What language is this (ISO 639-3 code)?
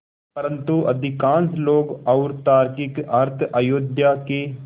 hin